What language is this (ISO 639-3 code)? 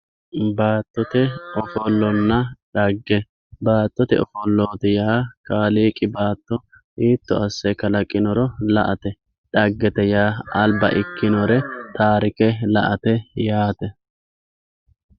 sid